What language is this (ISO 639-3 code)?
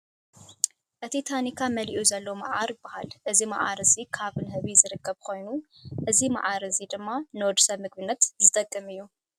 tir